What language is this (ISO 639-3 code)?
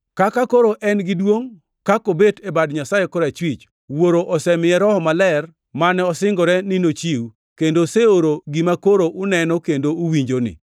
luo